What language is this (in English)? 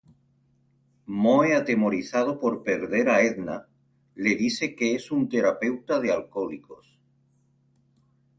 Spanish